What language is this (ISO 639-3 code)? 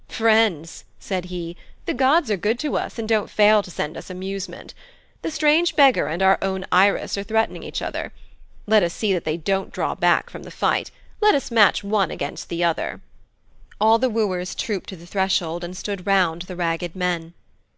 eng